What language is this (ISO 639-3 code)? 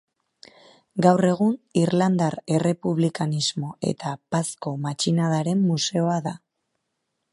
eus